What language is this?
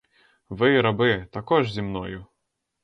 Ukrainian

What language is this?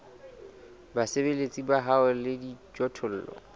Southern Sotho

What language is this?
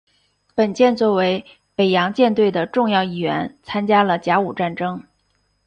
Chinese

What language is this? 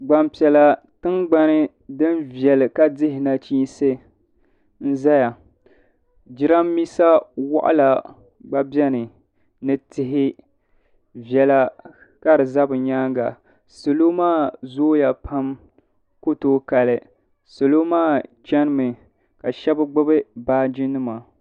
Dagbani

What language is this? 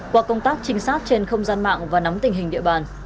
Vietnamese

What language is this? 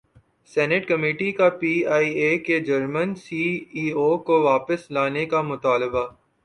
Urdu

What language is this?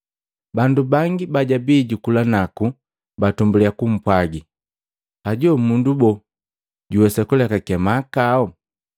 Matengo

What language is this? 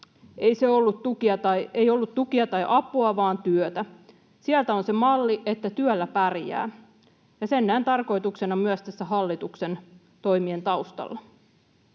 Finnish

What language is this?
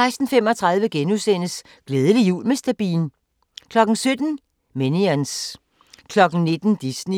Danish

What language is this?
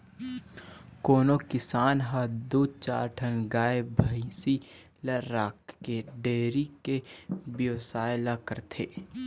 Chhattisgarhi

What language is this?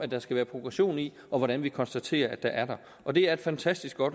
Danish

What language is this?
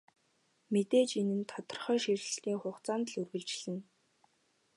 Mongolian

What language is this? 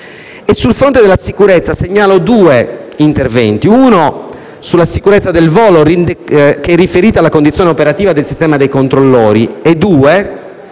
Italian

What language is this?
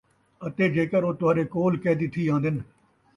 Saraiki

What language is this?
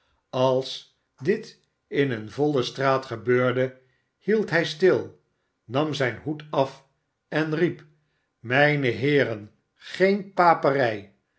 Dutch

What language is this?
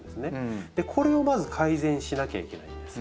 Japanese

